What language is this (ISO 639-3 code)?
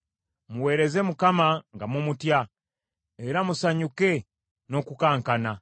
lug